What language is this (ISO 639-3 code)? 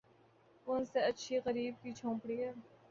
urd